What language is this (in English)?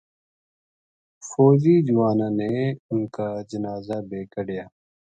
Gujari